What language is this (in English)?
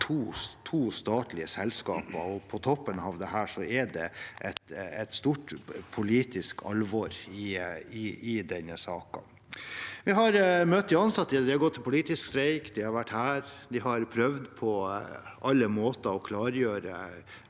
Norwegian